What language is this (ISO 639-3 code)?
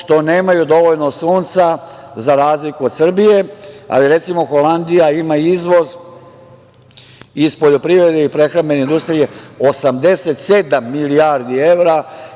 srp